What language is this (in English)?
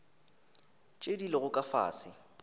Northern Sotho